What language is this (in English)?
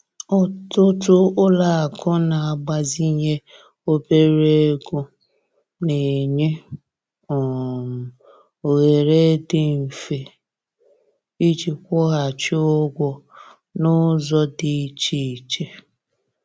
Igbo